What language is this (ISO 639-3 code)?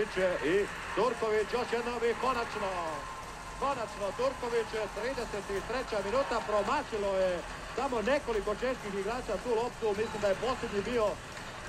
hrv